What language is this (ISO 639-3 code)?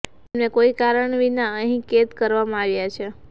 guj